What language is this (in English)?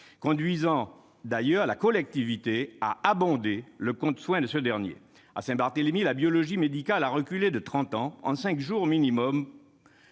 French